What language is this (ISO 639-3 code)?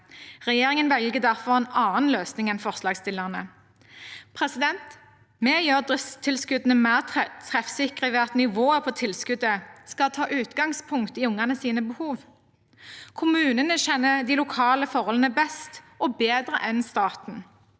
nor